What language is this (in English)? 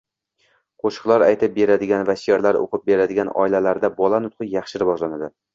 Uzbek